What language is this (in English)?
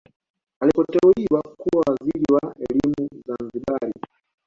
Swahili